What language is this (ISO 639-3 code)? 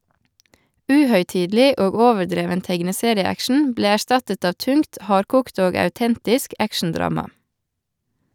nor